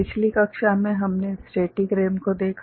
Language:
Hindi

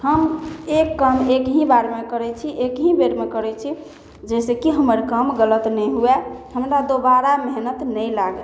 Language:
Maithili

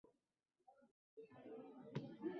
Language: Uzbek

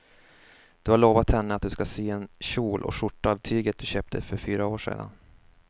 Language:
Swedish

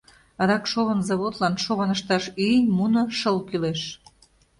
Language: Mari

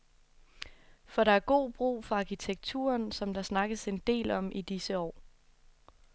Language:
Danish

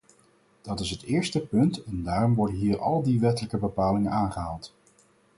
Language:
Dutch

